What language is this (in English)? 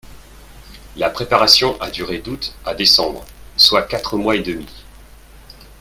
French